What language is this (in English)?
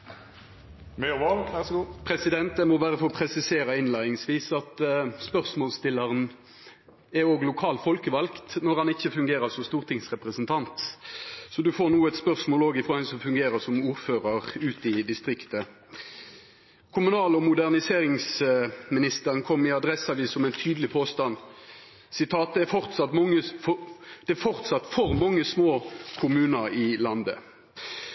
Norwegian Nynorsk